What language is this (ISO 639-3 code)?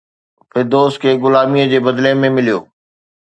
snd